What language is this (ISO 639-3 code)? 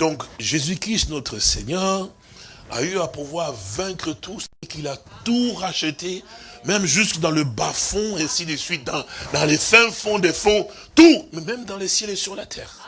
fra